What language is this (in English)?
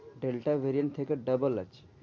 Bangla